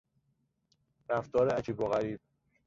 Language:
Persian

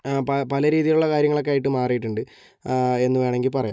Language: Malayalam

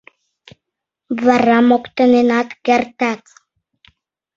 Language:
Mari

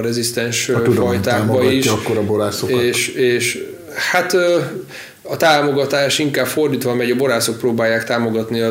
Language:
Hungarian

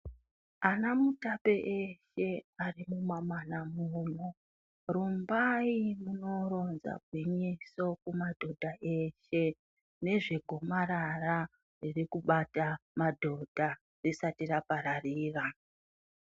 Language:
Ndau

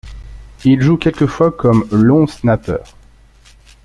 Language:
French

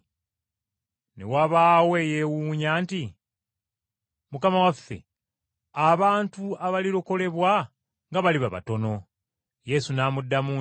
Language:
Ganda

